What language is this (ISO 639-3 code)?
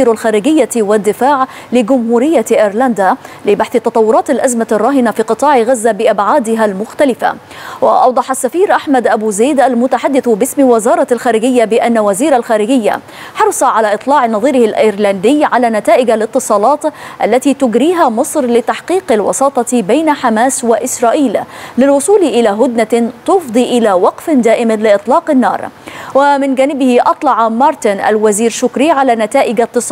ara